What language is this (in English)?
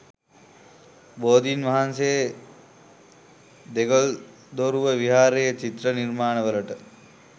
Sinhala